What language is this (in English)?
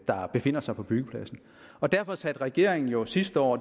Danish